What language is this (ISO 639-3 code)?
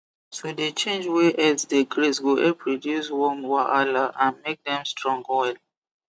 pcm